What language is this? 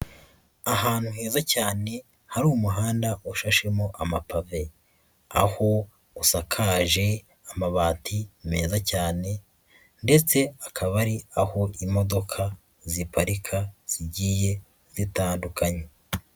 Kinyarwanda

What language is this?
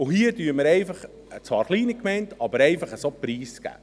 Swiss German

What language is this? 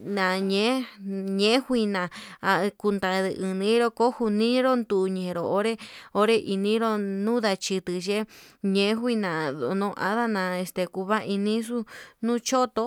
Yutanduchi Mixtec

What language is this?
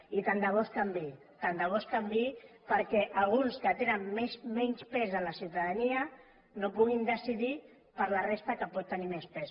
Catalan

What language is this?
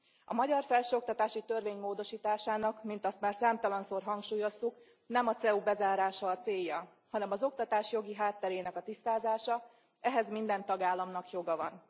Hungarian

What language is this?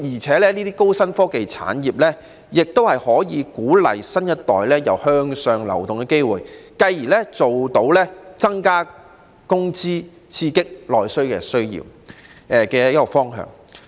Cantonese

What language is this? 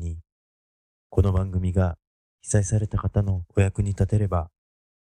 Japanese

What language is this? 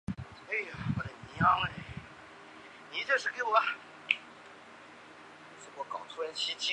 Chinese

